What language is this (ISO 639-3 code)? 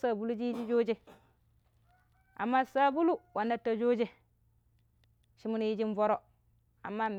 pip